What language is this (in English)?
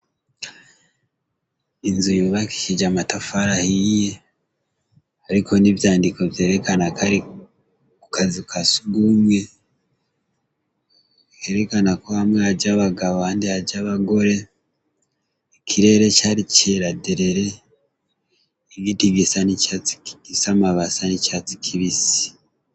Rundi